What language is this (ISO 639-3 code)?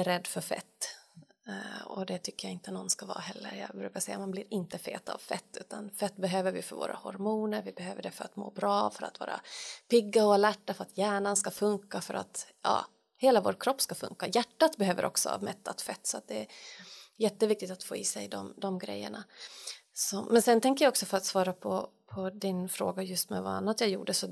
swe